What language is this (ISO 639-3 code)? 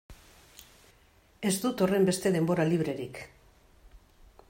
eus